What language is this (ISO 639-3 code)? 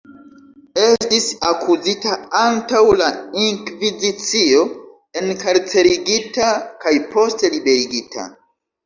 epo